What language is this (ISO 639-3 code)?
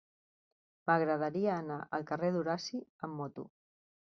cat